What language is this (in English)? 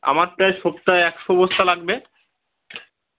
Bangla